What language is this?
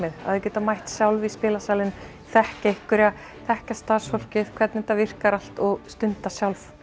Icelandic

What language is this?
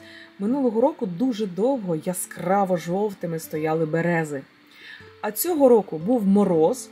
Ukrainian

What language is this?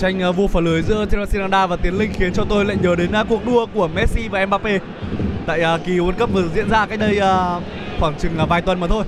Vietnamese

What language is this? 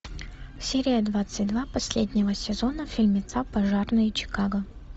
Russian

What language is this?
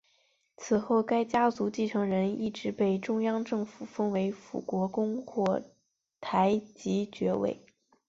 Chinese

